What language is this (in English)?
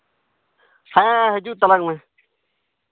Santali